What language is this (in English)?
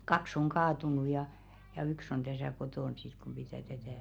Finnish